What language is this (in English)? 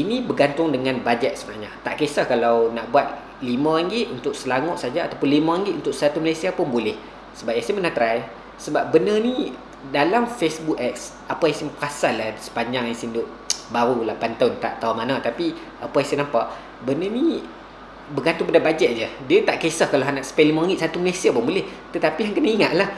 Malay